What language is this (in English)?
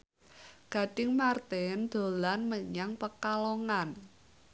Javanese